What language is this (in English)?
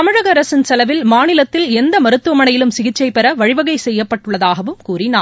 Tamil